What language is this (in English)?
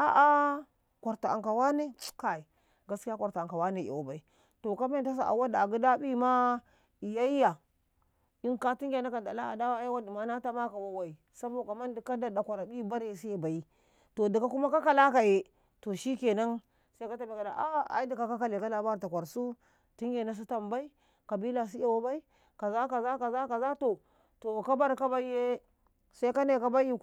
Karekare